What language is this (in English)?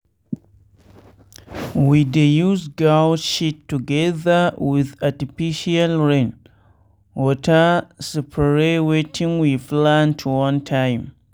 Nigerian Pidgin